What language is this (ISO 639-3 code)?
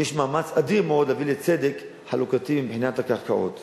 heb